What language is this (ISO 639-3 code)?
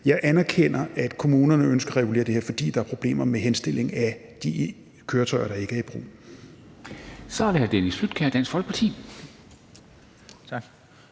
dan